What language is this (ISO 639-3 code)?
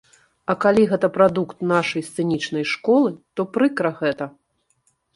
bel